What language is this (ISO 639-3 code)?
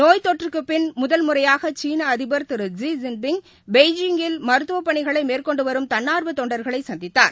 tam